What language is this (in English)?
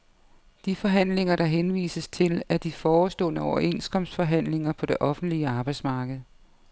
Danish